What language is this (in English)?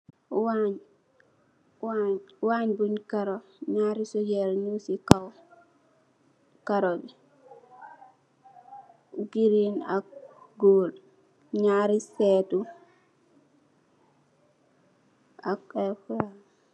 Wolof